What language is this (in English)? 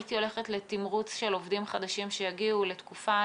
Hebrew